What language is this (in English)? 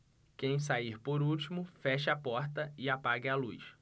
Portuguese